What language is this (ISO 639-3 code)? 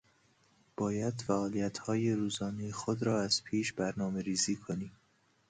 fas